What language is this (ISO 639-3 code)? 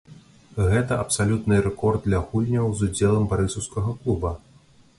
bel